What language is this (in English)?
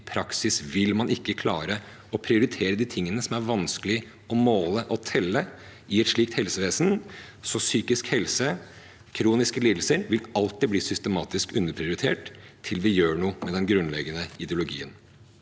Norwegian